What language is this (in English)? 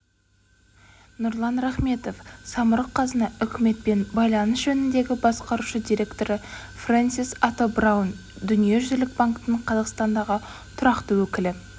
Kazakh